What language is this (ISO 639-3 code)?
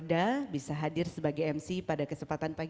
ind